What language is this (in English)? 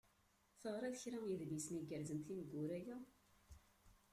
Kabyle